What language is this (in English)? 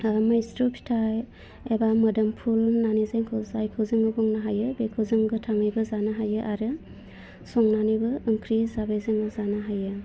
Bodo